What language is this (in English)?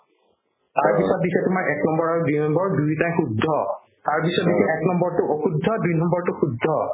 Assamese